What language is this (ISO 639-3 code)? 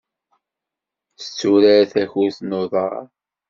kab